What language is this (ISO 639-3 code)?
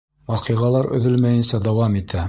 bak